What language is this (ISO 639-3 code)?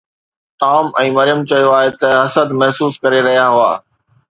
snd